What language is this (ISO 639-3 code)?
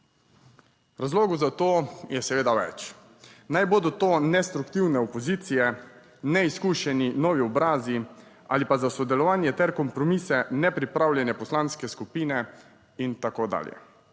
slv